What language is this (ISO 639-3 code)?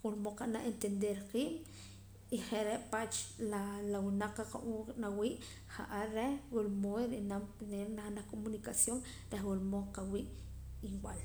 poc